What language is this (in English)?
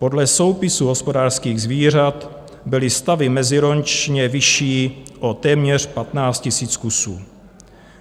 Czech